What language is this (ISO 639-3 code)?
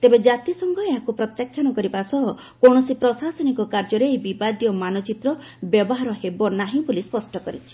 ori